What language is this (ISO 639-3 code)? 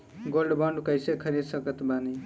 bho